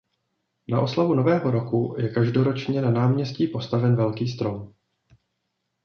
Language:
Czech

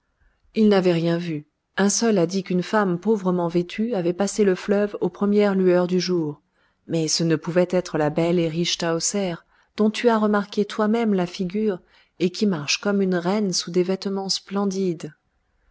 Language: French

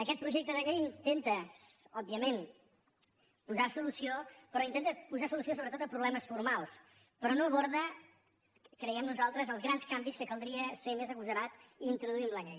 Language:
Catalan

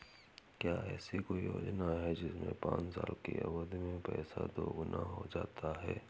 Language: Hindi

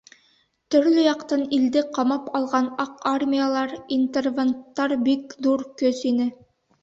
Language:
Bashkir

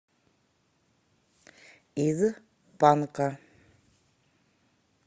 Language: Russian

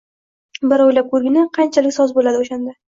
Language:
Uzbek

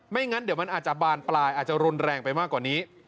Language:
Thai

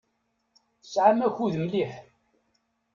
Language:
Kabyle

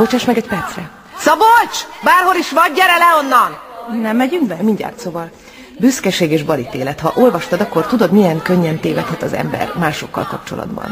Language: Hungarian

